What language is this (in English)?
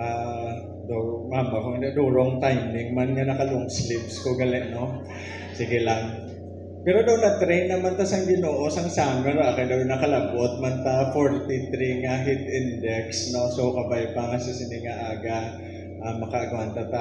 Filipino